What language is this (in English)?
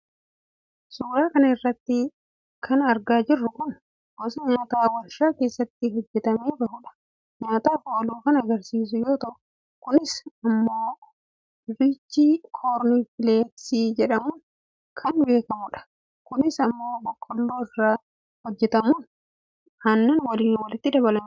Oromo